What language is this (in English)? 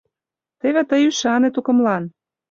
Mari